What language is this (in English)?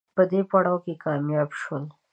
Pashto